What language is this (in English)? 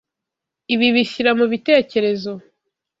Kinyarwanda